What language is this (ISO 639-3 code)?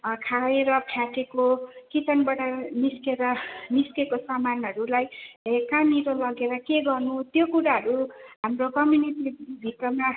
nep